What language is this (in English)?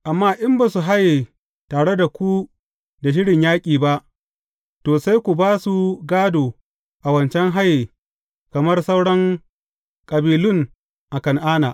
Hausa